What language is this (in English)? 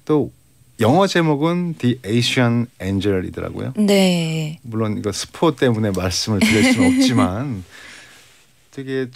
Korean